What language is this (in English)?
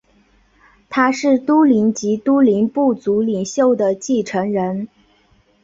Chinese